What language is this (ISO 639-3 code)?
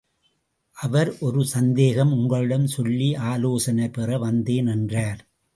tam